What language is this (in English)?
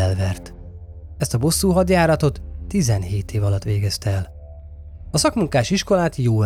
Hungarian